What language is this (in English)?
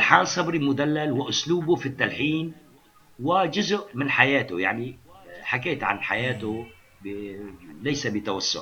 Arabic